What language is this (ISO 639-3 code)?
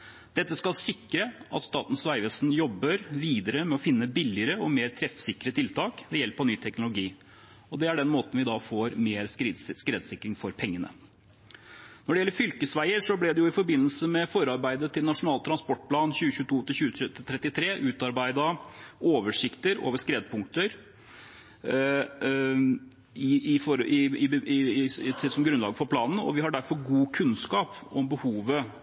nob